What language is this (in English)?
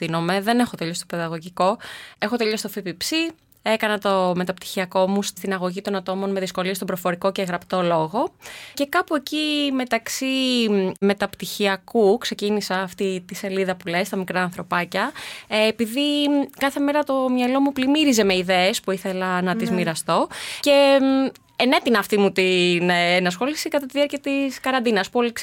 Greek